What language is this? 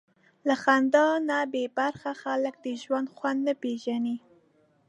Pashto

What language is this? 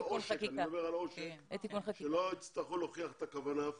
Hebrew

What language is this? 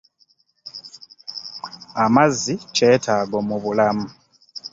Ganda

